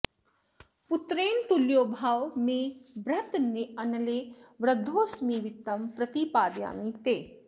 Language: Sanskrit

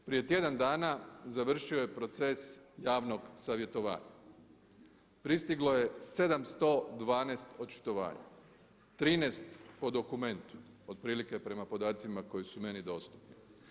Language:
Croatian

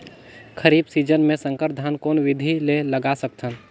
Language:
Chhattisgarhi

